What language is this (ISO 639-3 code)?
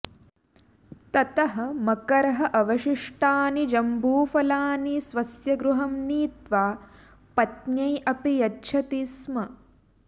san